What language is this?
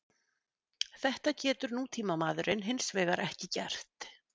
Icelandic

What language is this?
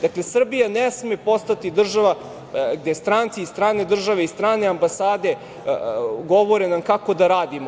Serbian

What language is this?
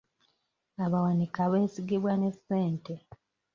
Ganda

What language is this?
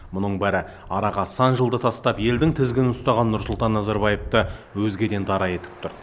Kazakh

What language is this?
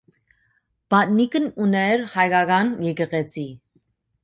Armenian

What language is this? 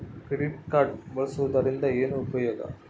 Kannada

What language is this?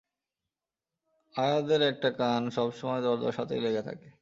Bangla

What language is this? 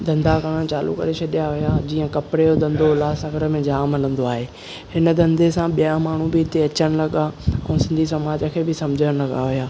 Sindhi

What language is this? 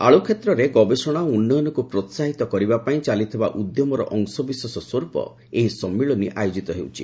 Odia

